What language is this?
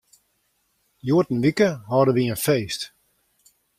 Western Frisian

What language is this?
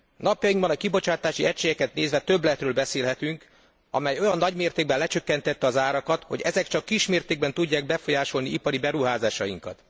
Hungarian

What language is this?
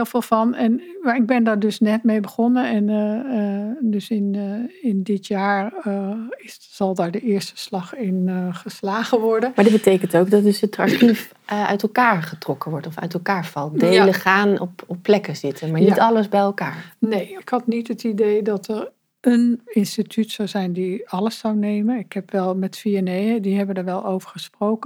Dutch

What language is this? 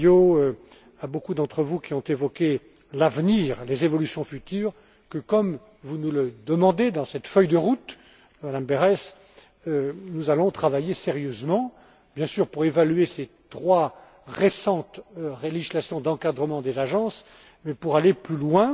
French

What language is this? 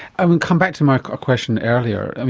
English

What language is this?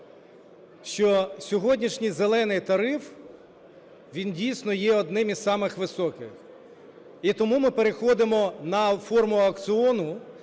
Ukrainian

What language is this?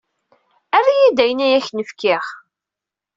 Kabyle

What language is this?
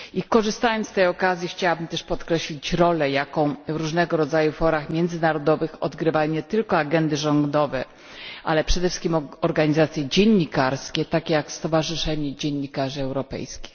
Polish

